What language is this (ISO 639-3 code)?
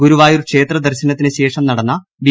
mal